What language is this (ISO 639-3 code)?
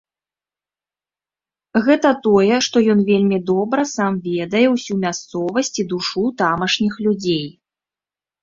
bel